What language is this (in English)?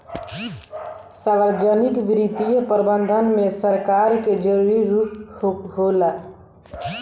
Bhojpuri